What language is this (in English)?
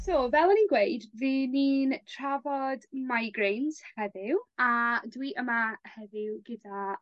Welsh